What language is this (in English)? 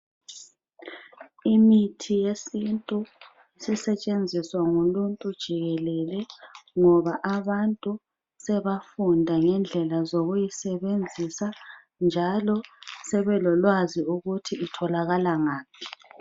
North Ndebele